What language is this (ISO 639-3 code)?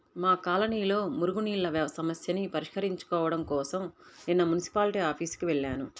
tel